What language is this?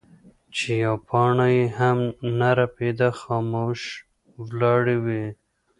Pashto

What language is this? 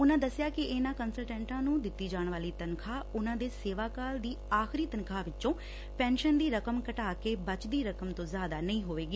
Punjabi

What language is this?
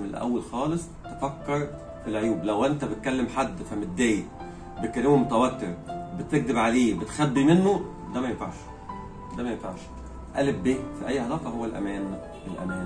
Arabic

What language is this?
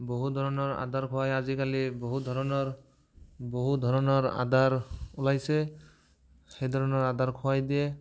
Assamese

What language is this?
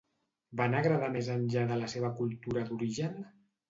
Catalan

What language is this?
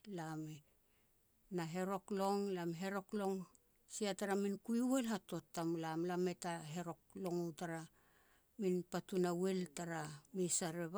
Petats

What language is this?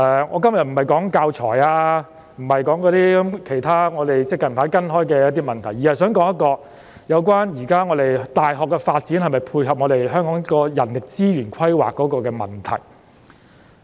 Cantonese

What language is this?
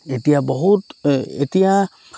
Assamese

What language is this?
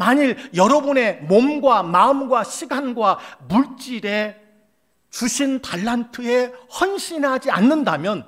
Korean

